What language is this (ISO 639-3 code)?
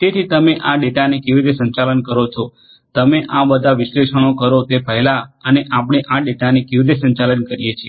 guj